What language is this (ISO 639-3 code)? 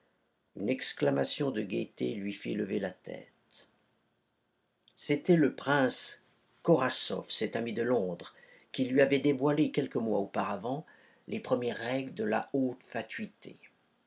fra